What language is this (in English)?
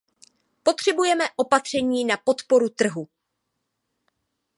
Czech